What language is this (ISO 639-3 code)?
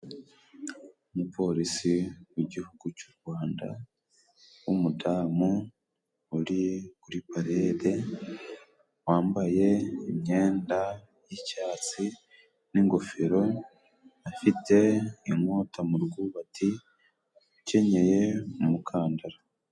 kin